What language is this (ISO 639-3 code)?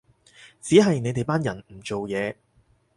yue